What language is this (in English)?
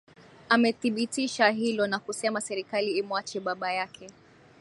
Swahili